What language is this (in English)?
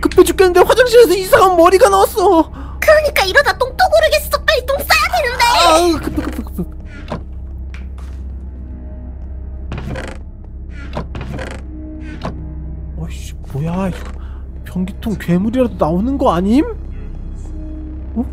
Korean